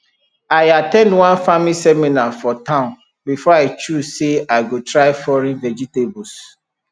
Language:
Nigerian Pidgin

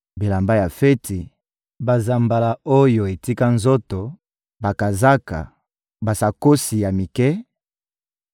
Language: Lingala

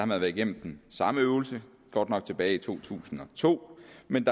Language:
Danish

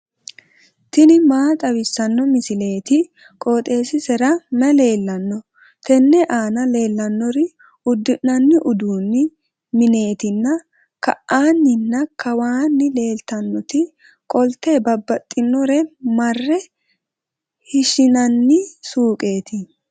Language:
Sidamo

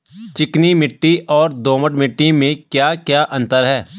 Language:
Hindi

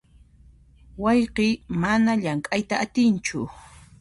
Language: Puno Quechua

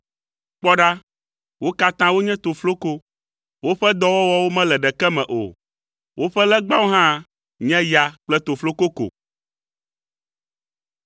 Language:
Ewe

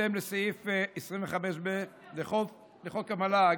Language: Hebrew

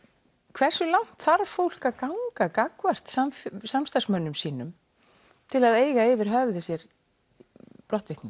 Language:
Icelandic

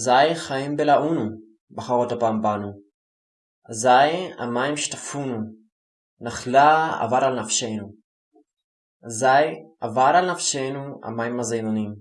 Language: Hebrew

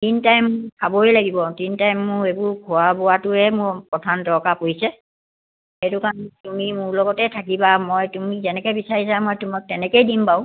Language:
Assamese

